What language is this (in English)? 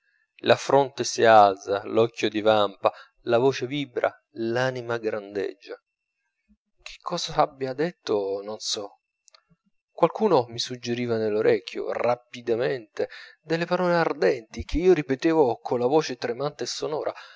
Italian